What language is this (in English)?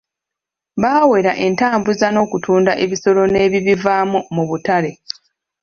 Ganda